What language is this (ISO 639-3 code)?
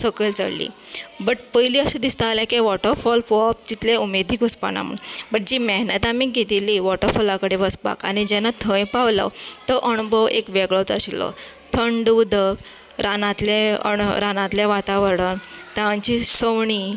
kok